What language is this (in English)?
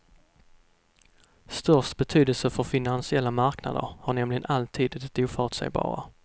Swedish